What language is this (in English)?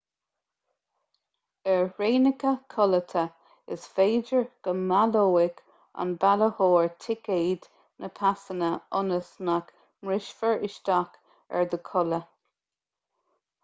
Irish